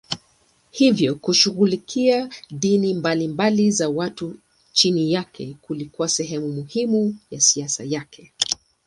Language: Swahili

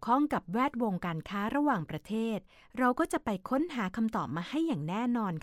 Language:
Thai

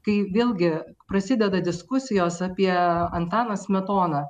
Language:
Lithuanian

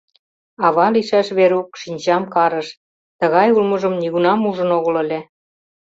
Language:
Mari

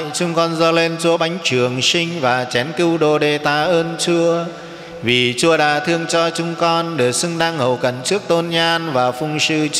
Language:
Vietnamese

